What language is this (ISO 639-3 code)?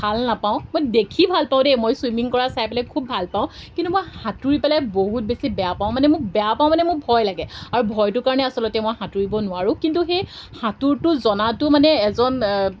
asm